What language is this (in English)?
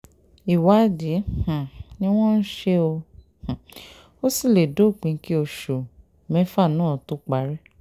Yoruba